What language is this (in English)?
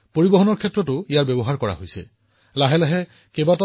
Assamese